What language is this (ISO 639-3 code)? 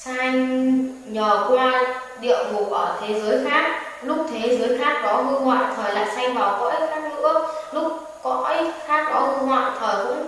vie